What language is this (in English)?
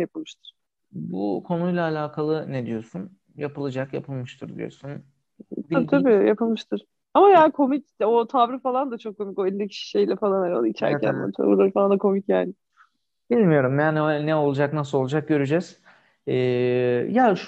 Turkish